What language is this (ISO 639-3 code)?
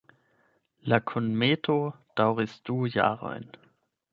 epo